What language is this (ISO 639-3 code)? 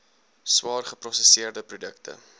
afr